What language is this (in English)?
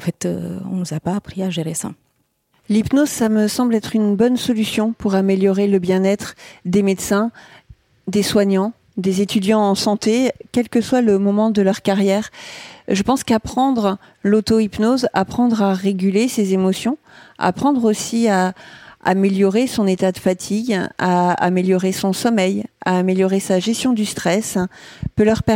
French